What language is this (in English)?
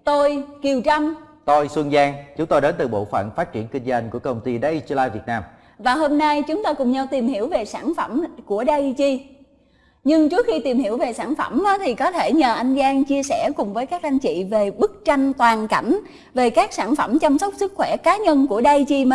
Vietnamese